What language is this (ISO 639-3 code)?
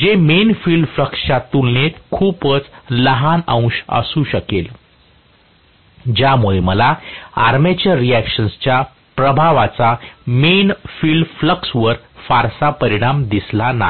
mar